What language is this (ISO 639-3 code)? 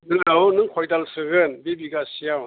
brx